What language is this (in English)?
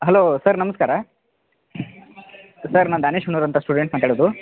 Kannada